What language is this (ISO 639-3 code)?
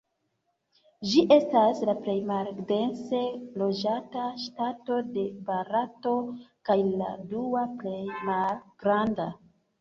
epo